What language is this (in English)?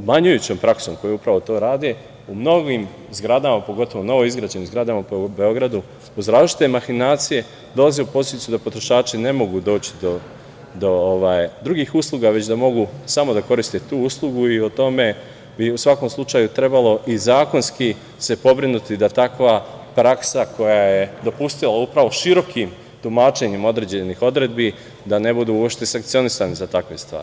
Serbian